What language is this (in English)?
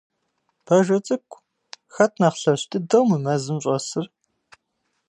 Kabardian